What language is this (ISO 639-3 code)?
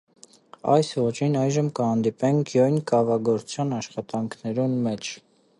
hye